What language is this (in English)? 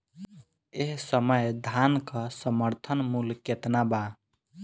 Bhojpuri